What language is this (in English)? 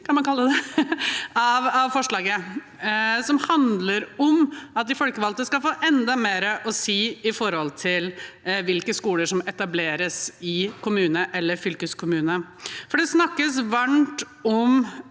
Norwegian